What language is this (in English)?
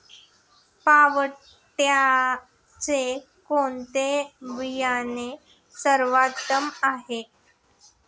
Marathi